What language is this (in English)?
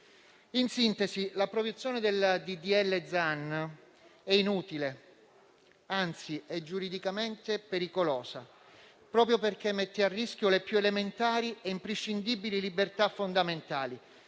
Italian